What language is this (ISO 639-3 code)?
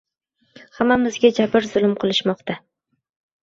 uzb